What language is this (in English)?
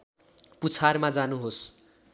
Nepali